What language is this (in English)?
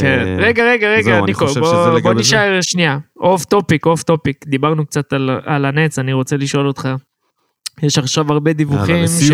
Hebrew